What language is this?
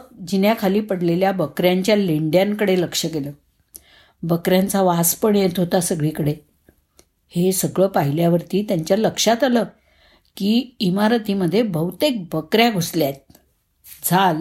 Marathi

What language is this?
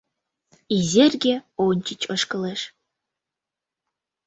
Mari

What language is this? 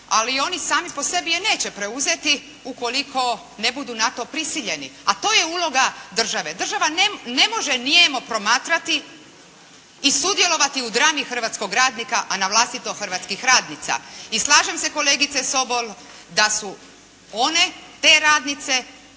Croatian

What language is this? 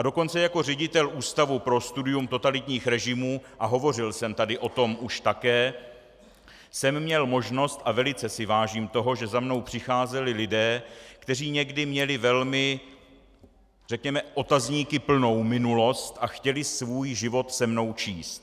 Czech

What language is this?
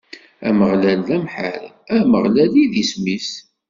Kabyle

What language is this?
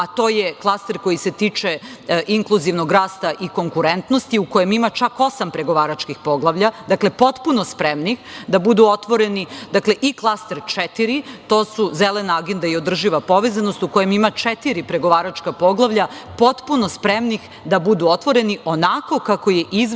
Serbian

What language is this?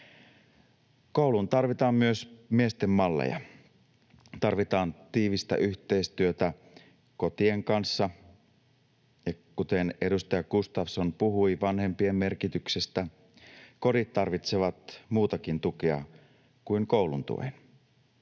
Finnish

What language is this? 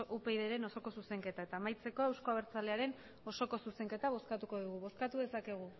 Basque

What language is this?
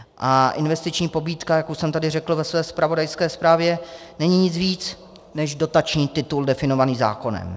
Czech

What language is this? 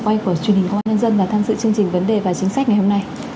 Vietnamese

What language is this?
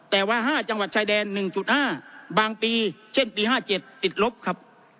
Thai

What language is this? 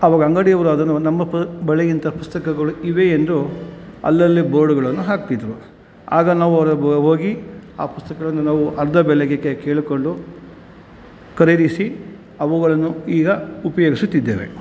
Kannada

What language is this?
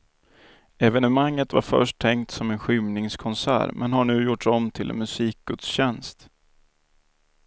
Swedish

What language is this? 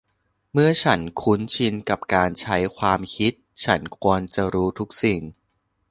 Thai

